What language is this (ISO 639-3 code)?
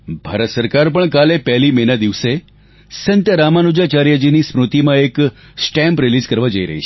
guj